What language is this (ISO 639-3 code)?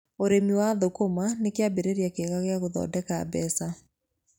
kik